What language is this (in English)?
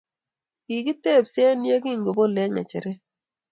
Kalenjin